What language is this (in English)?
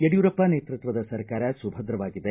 Kannada